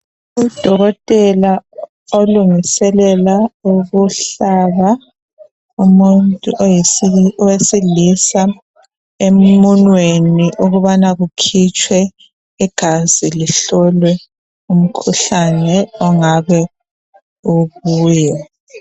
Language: North Ndebele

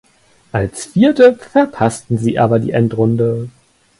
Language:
German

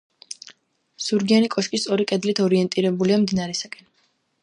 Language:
Georgian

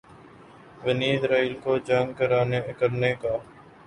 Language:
Urdu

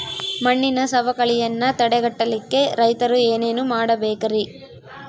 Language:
Kannada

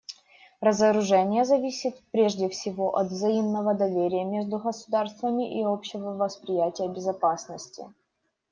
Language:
Russian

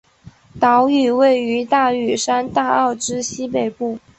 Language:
Chinese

